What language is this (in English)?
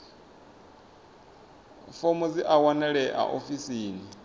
Venda